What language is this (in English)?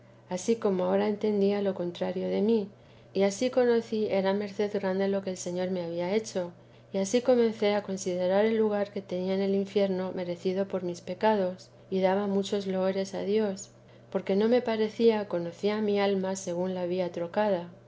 Spanish